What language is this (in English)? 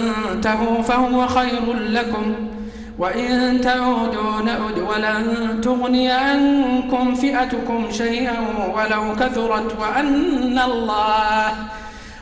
Arabic